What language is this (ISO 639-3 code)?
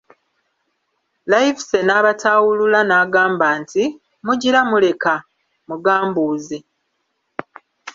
lug